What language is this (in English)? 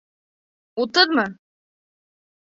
Bashkir